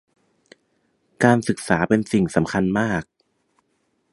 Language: Thai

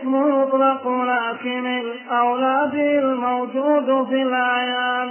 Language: Arabic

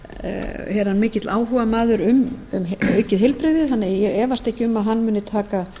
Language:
Icelandic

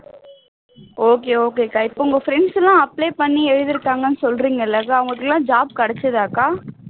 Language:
Tamil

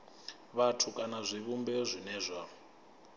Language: Venda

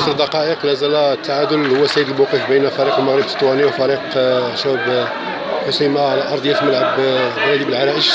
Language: Arabic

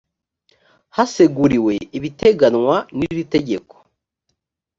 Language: Kinyarwanda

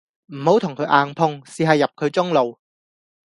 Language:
Cantonese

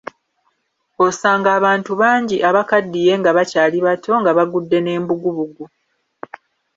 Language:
Ganda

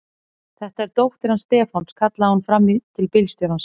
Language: Icelandic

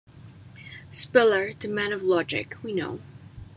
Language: English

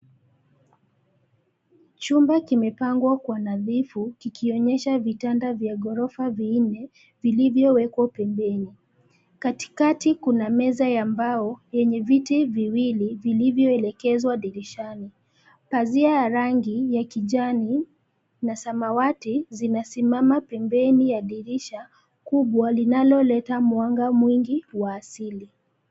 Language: Swahili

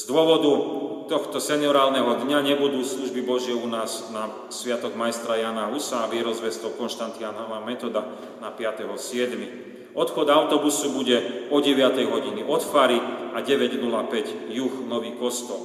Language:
Slovak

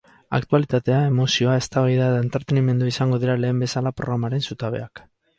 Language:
Basque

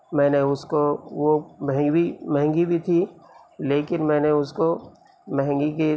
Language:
Urdu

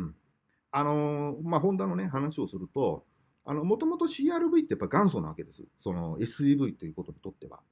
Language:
Japanese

